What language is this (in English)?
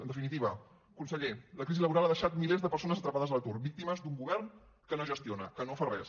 Catalan